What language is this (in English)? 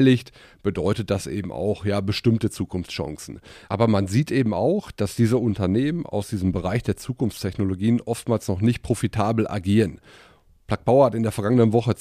German